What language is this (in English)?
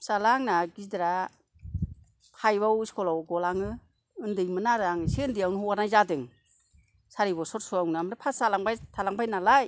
Bodo